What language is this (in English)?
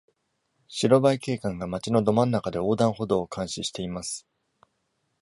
Japanese